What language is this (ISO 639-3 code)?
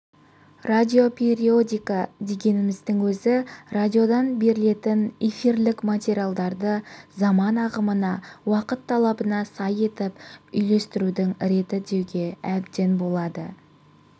kaz